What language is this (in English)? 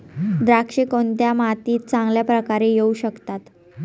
Marathi